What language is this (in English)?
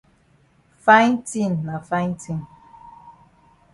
Cameroon Pidgin